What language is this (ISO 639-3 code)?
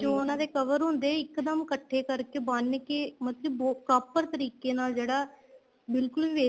pan